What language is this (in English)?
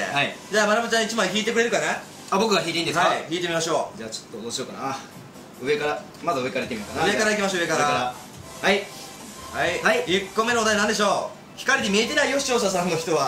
Japanese